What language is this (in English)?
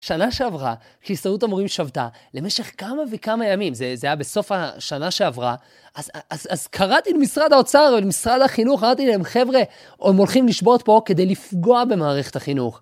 Hebrew